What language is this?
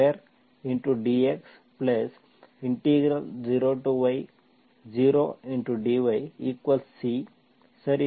Kannada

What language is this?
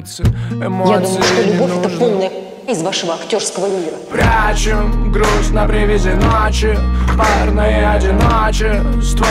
Russian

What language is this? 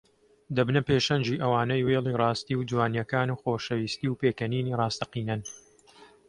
Central Kurdish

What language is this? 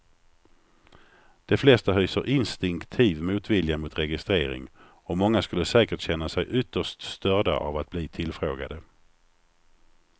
Swedish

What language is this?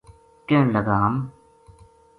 Gujari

